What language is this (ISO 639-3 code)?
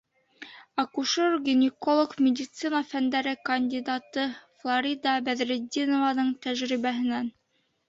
bak